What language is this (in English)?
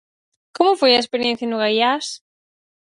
Galician